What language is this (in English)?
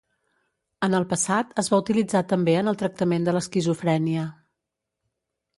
Catalan